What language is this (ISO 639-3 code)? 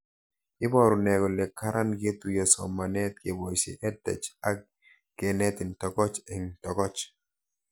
kln